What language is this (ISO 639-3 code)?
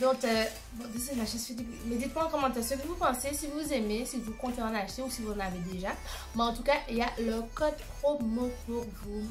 fra